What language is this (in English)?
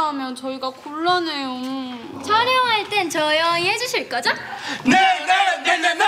Korean